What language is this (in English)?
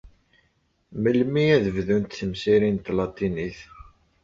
Kabyle